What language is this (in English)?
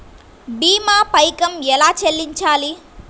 Telugu